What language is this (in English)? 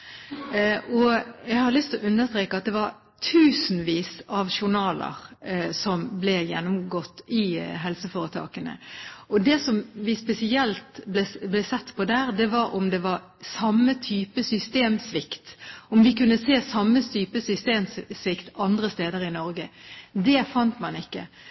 Norwegian Bokmål